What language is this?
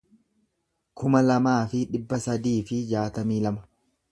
Oromo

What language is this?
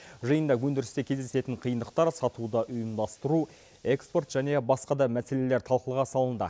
Kazakh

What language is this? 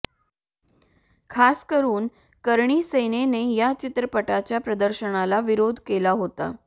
Marathi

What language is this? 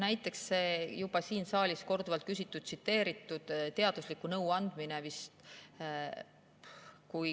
Estonian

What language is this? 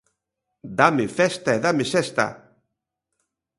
Galician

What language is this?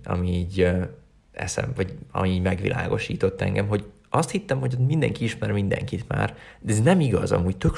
Hungarian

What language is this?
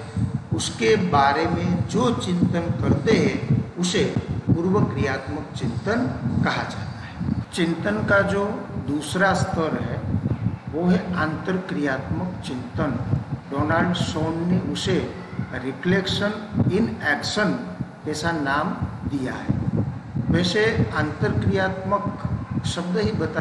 Hindi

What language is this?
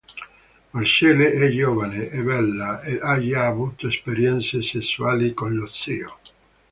Italian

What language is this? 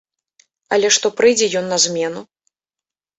Belarusian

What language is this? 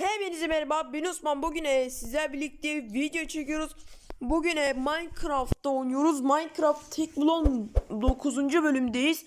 Turkish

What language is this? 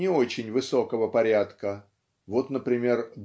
Russian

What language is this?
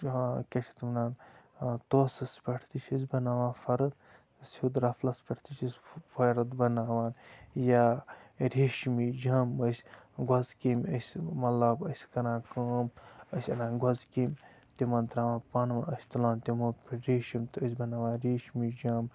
Kashmiri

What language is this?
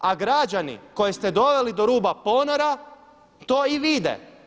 Croatian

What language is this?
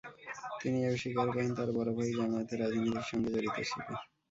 Bangla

